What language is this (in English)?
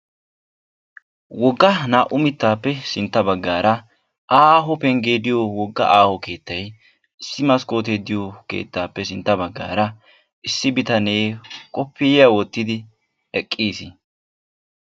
Wolaytta